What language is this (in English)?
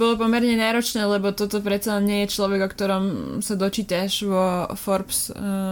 Slovak